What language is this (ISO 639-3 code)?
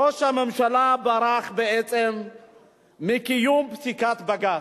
heb